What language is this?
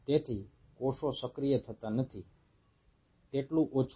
Gujarati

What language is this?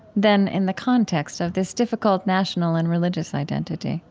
English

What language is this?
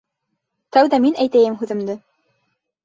Bashkir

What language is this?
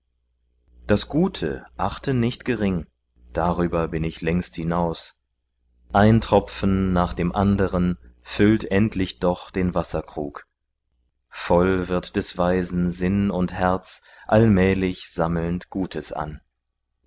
German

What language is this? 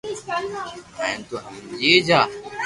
Loarki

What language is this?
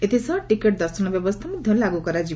Odia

